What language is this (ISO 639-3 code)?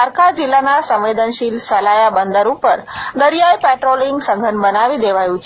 guj